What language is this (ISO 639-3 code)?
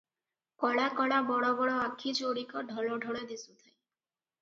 ori